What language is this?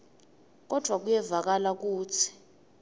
Swati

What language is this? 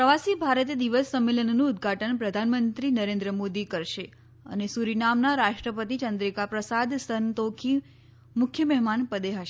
Gujarati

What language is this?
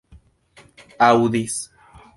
Esperanto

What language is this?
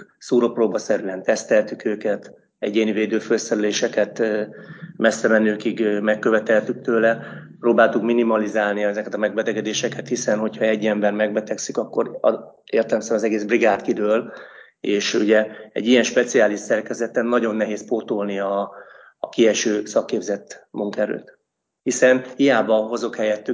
Hungarian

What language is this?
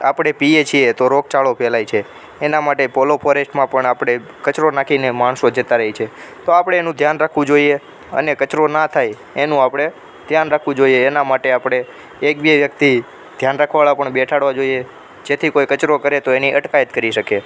Gujarati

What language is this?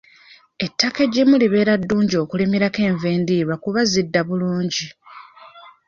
Ganda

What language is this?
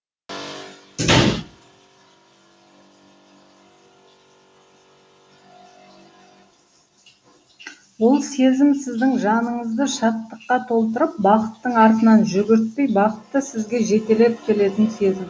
Kazakh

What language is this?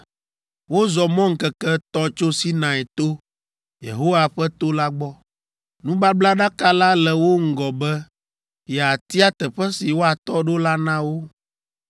Ewe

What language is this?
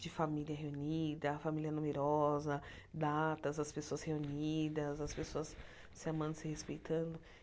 Portuguese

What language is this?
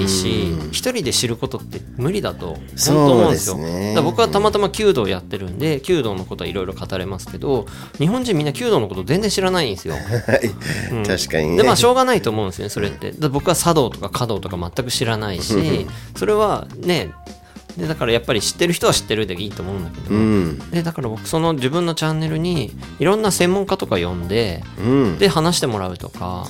Japanese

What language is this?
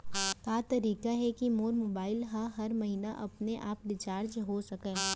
Chhattisgarhi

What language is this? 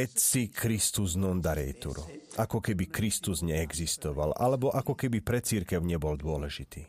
Slovak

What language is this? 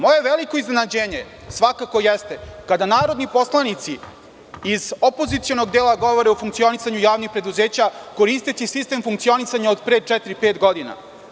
Serbian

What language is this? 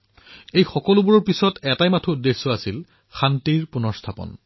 Assamese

